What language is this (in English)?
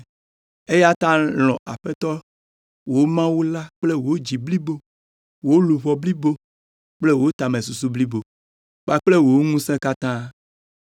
Ewe